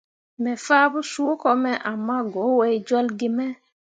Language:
Mundang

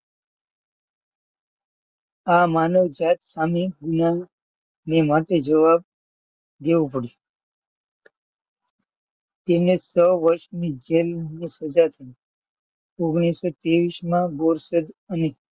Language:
Gujarati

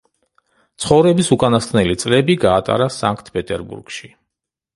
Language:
Georgian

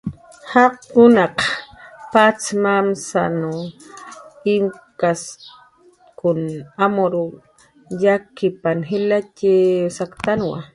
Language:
Jaqaru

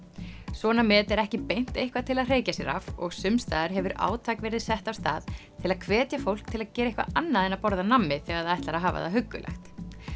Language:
Icelandic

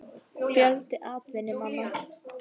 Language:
Icelandic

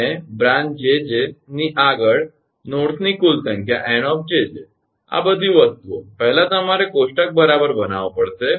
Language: Gujarati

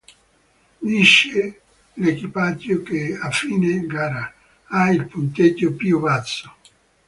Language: Italian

